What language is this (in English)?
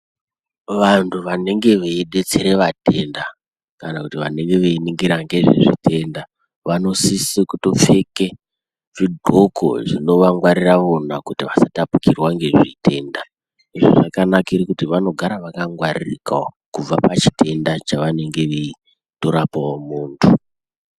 Ndau